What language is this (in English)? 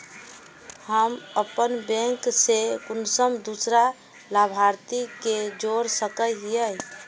Magahi